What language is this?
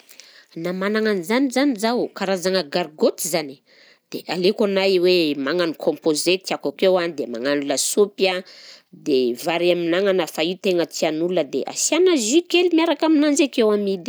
Southern Betsimisaraka Malagasy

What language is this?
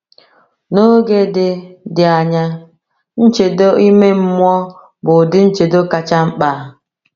Igbo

